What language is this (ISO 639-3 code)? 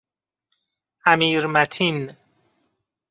fas